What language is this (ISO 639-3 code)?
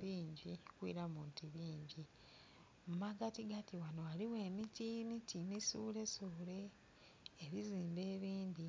xog